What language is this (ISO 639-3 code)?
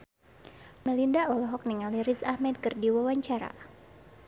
sun